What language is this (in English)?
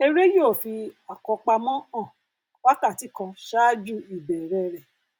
Yoruba